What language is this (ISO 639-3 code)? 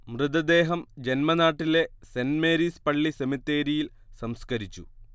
mal